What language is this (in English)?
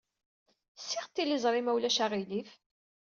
Kabyle